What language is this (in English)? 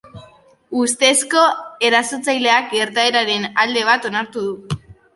Basque